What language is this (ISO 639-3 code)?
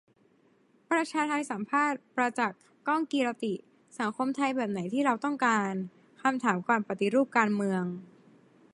tha